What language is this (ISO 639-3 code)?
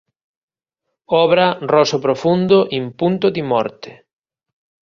glg